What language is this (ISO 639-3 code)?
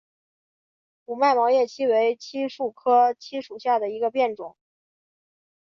zho